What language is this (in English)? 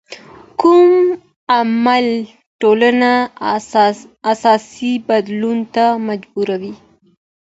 Pashto